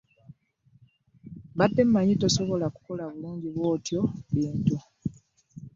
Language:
Ganda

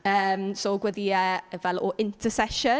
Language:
Welsh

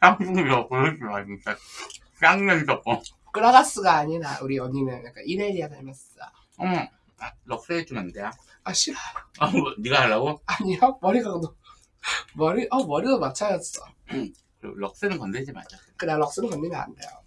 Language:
Korean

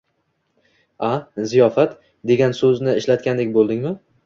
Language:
Uzbek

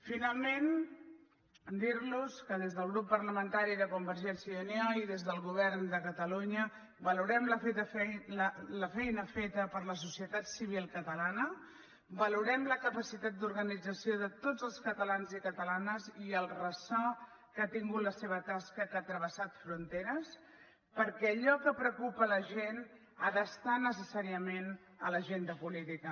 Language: Catalan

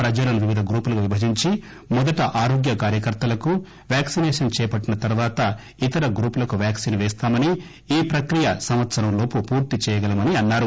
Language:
Telugu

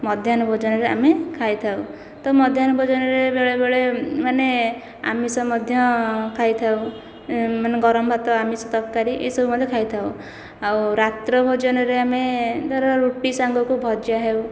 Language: Odia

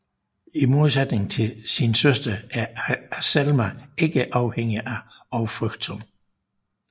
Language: Danish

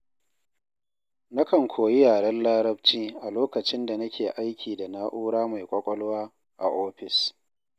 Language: Hausa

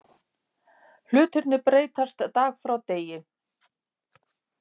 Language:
Icelandic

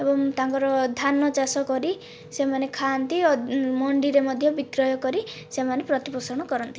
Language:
Odia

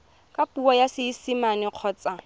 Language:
Tswana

